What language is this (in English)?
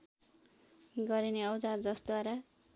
Nepali